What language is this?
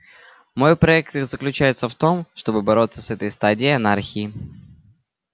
Russian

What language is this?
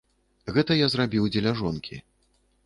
Belarusian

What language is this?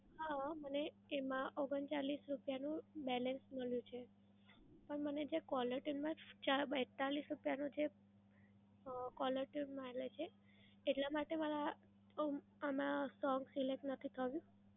Gujarati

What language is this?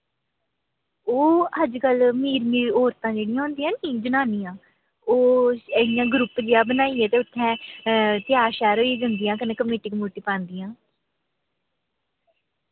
Dogri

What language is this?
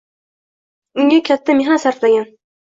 Uzbek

